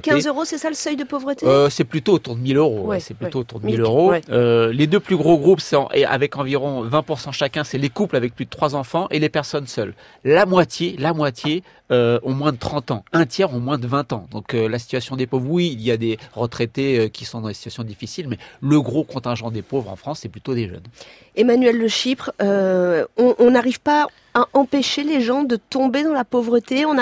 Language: French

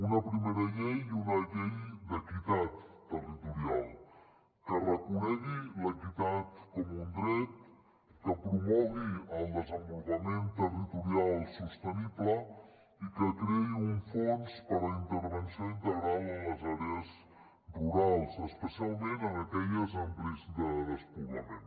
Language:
Catalan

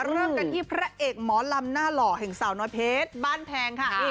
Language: Thai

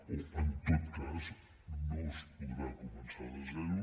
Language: Catalan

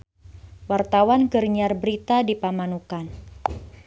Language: Sundanese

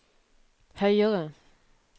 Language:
Norwegian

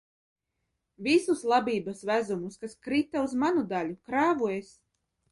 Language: Latvian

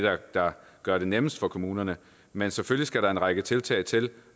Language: Danish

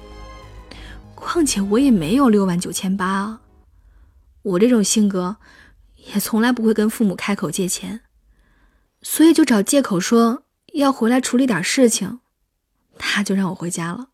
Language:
Chinese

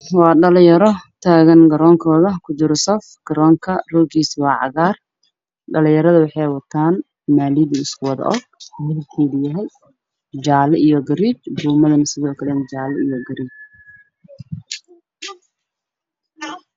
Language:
Somali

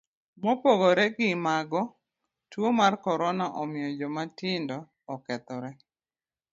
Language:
Luo (Kenya and Tanzania)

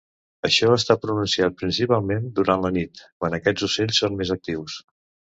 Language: Catalan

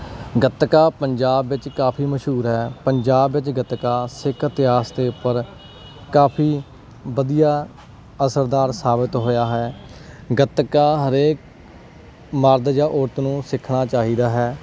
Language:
Punjabi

